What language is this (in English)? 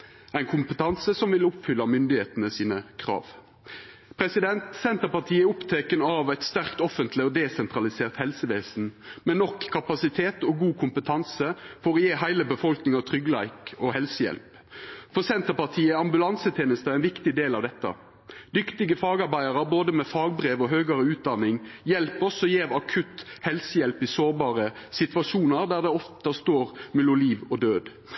Norwegian Nynorsk